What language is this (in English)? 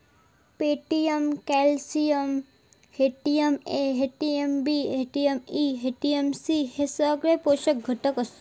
Marathi